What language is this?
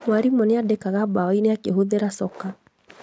Kikuyu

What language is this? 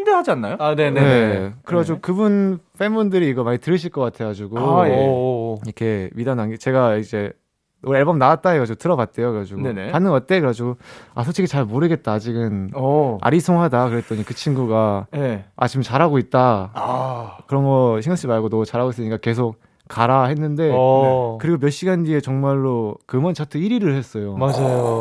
Korean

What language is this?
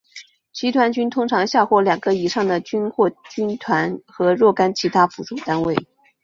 Chinese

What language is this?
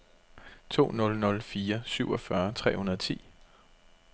Danish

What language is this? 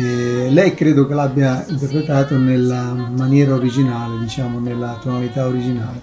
Italian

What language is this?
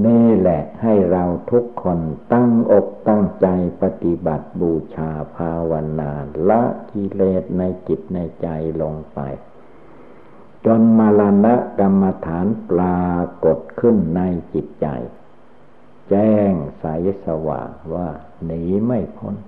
Thai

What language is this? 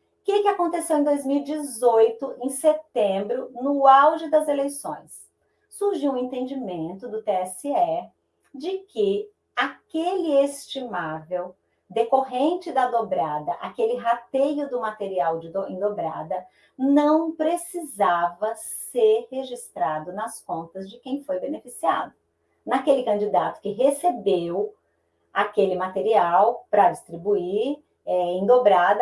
Portuguese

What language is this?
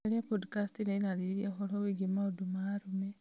Kikuyu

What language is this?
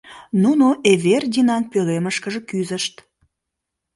Mari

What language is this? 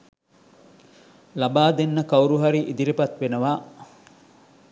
Sinhala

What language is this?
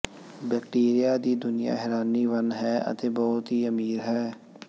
Punjabi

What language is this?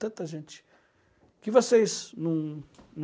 Portuguese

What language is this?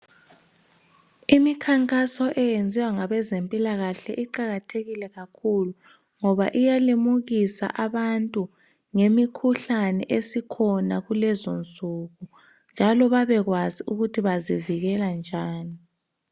North Ndebele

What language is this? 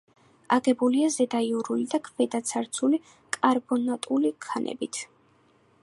Georgian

